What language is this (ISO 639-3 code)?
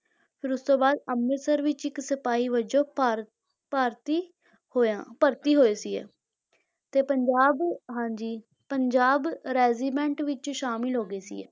pan